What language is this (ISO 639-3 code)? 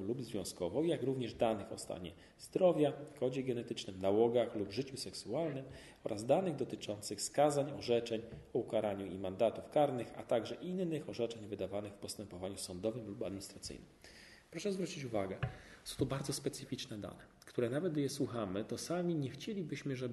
pol